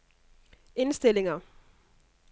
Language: Danish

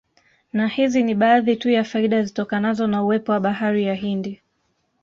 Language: Swahili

